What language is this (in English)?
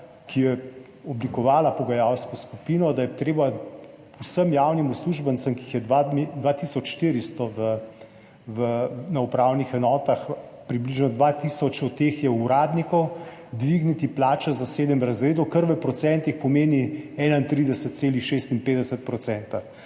Slovenian